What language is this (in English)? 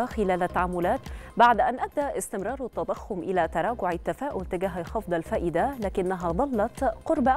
Arabic